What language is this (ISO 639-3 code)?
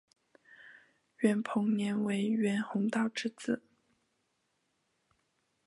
zho